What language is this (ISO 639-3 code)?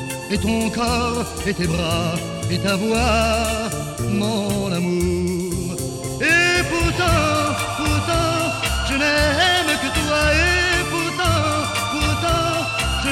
fas